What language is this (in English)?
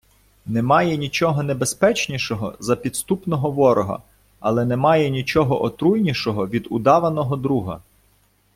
Ukrainian